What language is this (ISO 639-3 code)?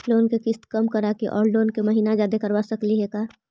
mag